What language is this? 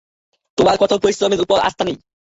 Bangla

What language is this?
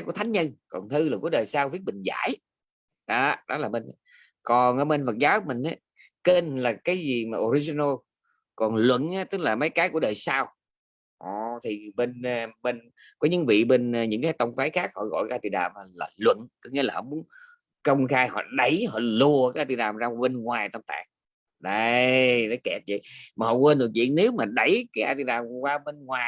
Vietnamese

